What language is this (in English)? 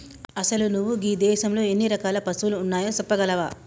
Telugu